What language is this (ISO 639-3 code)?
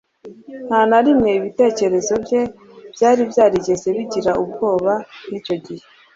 kin